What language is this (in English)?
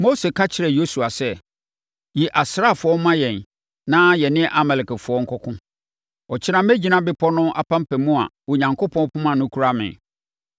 Akan